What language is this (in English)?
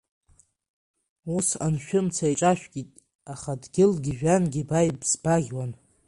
Abkhazian